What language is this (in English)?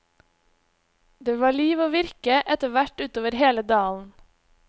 Norwegian